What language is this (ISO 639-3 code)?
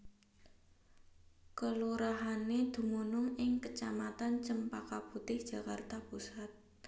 jav